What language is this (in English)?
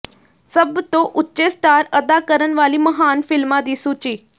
Punjabi